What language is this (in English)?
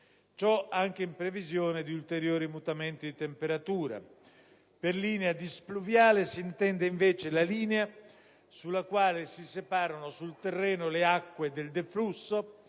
Italian